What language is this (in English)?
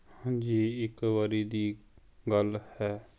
Punjabi